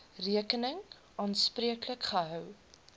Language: Afrikaans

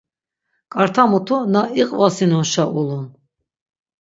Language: Laz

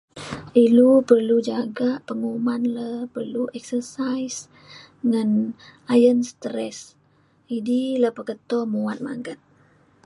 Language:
Mainstream Kenyah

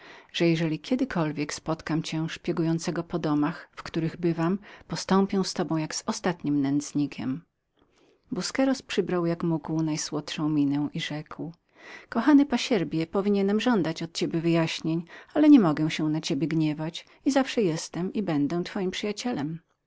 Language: Polish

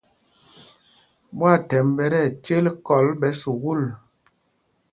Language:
Mpumpong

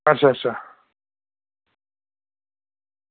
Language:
Dogri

